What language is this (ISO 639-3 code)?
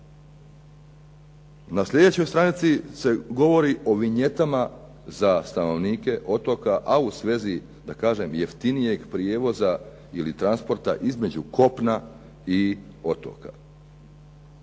hrv